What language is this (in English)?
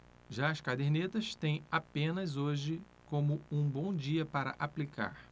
Portuguese